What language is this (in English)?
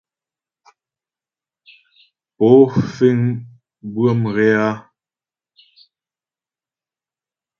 Ghomala